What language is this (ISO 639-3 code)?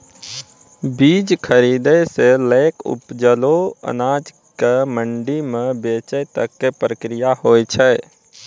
mai